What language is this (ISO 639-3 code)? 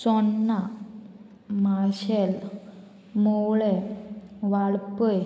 kok